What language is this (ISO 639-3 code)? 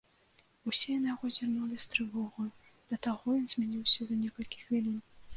bel